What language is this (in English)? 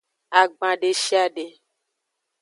Aja (Benin)